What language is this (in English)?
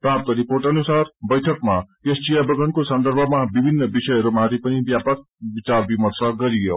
Nepali